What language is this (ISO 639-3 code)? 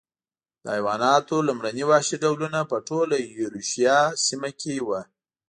pus